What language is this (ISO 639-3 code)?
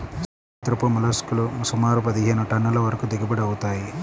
tel